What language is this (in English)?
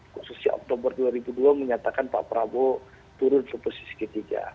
Indonesian